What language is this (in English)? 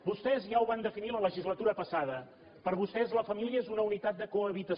Catalan